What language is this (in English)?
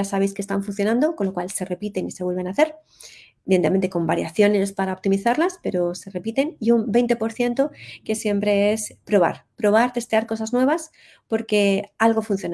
Spanish